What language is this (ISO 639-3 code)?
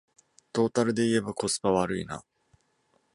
jpn